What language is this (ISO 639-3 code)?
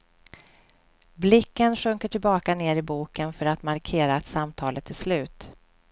swe